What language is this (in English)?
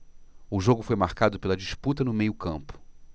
Portuguese